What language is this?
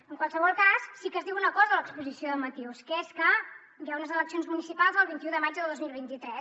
Catalan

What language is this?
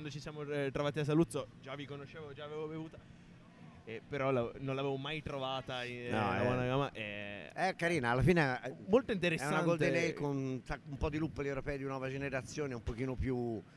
Italian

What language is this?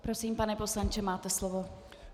Czech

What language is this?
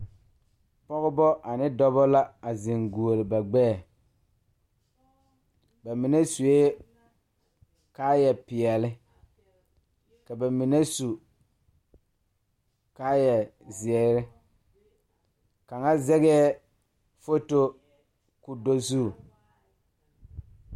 Southern Dagaare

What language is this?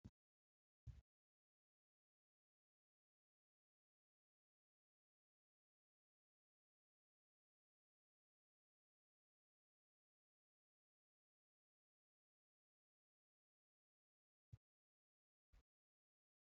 Oromo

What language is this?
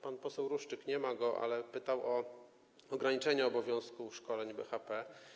Polish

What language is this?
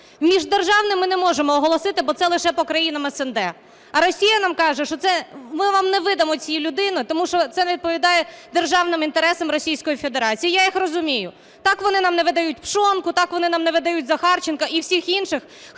Ukrainian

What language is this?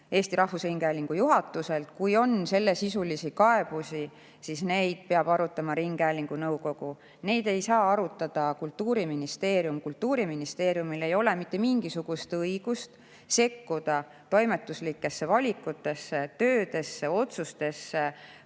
Estonian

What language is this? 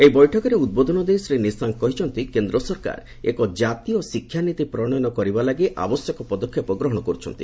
Odia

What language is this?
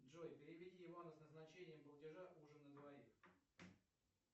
Russian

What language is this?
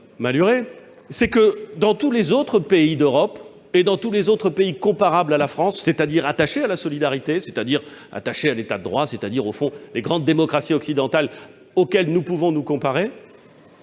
French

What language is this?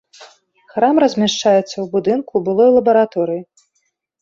Belarusian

